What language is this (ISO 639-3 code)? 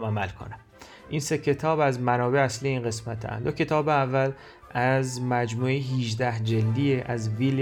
fas